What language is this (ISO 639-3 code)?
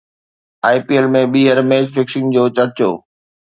snd